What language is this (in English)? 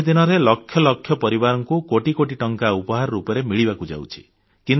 Odia